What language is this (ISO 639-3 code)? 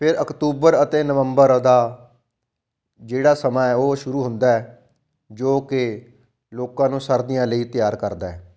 pan